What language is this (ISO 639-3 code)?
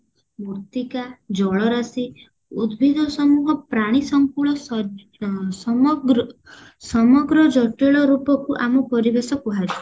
ori